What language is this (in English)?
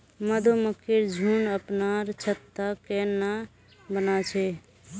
Magahi